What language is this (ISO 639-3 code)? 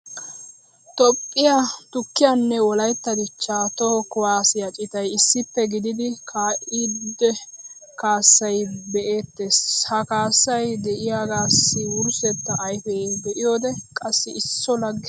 wal